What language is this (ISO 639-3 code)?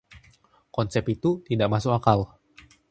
ind